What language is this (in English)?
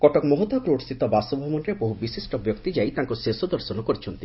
Odia